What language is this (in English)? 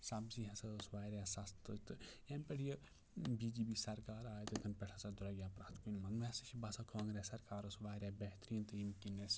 Kashmiri